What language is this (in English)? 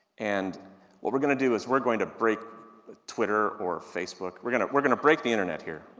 English